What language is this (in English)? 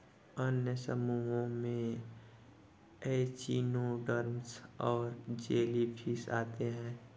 Hindi